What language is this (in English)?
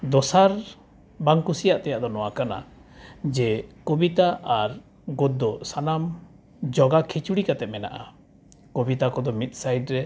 Santali